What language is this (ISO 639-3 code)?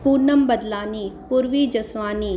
snd